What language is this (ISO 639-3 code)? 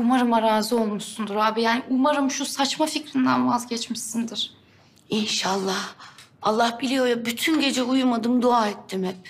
tur